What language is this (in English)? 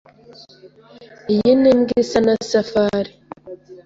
Kinyarwanda